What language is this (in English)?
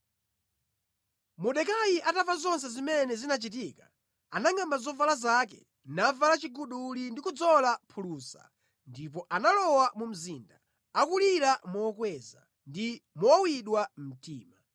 Nyanja